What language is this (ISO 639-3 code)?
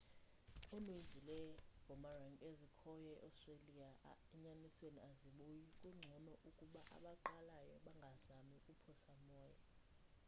xho